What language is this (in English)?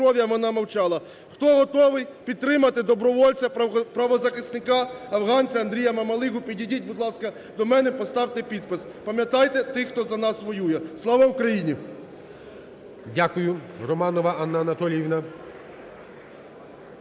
Ukrainian